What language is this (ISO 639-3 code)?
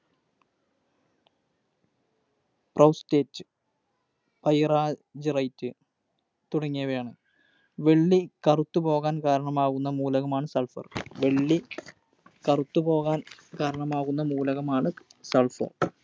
mal